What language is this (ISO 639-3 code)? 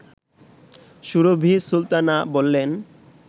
ben